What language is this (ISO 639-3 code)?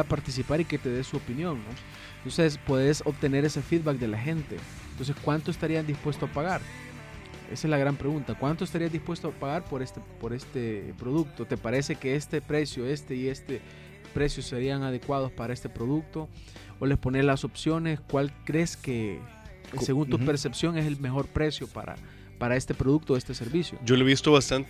spa